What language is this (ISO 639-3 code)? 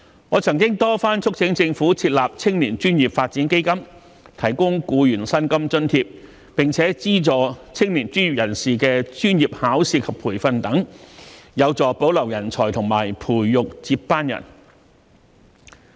yue